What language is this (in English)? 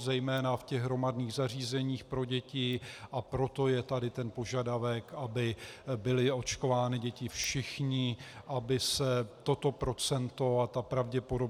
Czech